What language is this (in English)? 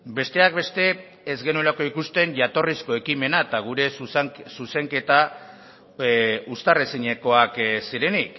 Basque